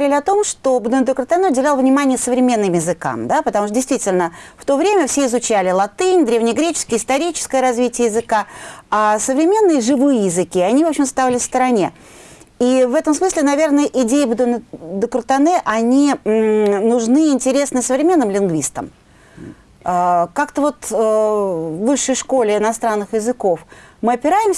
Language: Russian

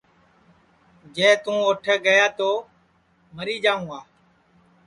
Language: Sansi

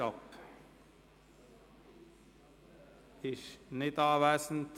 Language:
Swiss German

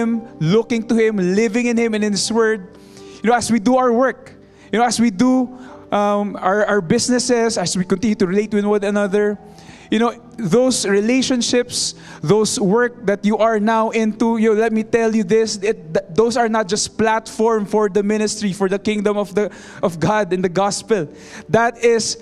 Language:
English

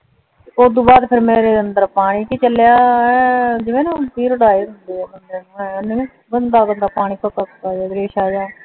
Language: Punjabi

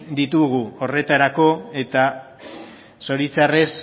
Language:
Basque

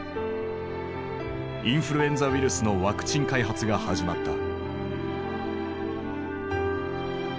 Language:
Japanese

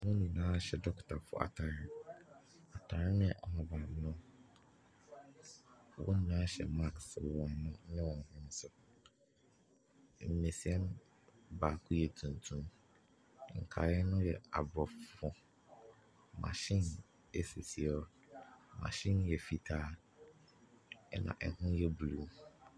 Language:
Akan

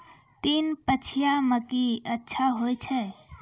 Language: Maithili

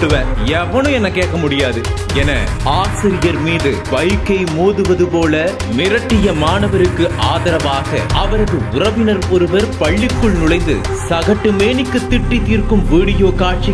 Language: Arabic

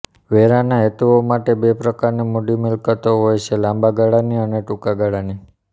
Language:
Gujarati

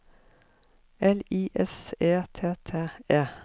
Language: Norwegian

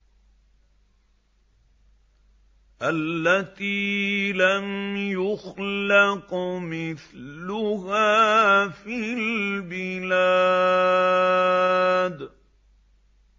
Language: Arabic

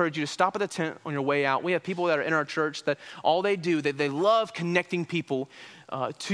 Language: English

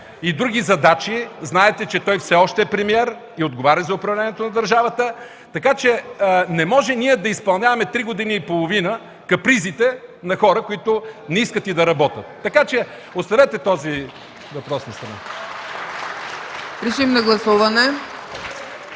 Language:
Bulgarian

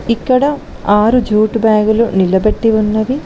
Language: Telugu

